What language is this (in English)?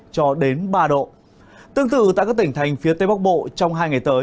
Vietnamese